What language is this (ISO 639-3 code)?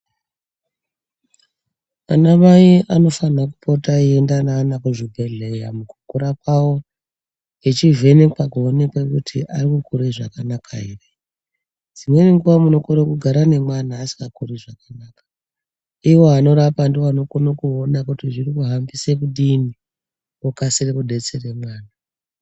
ndc